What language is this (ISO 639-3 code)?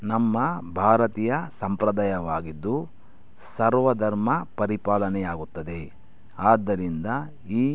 kan